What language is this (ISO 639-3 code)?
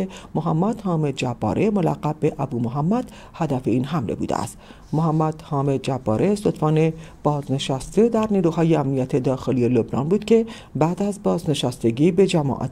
fas